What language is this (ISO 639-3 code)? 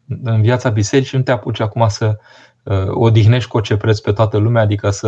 ron